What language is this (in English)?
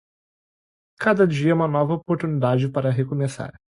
Portuguese